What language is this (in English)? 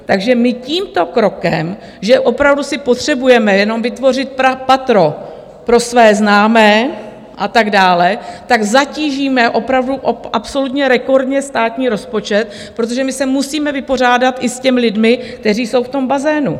Czech